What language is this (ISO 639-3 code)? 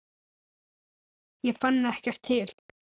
isl